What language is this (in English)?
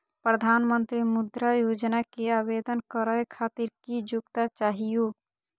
Magahi